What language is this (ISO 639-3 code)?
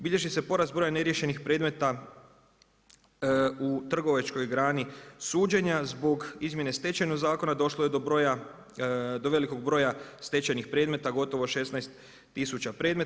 hrv